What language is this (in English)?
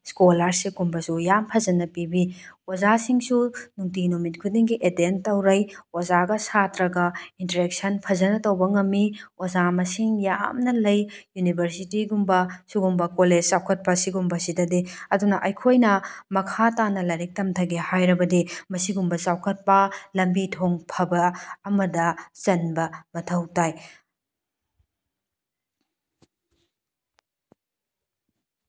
Manipuri